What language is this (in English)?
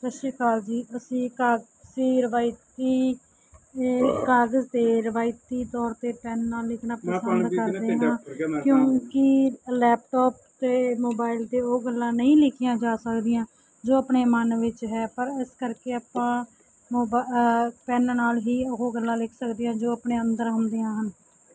Punjabi